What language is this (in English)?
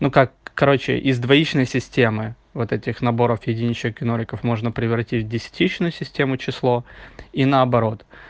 Russian